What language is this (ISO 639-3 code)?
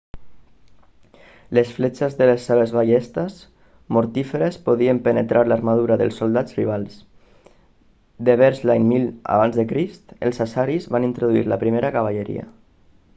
cat